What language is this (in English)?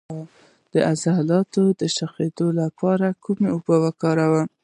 Pashto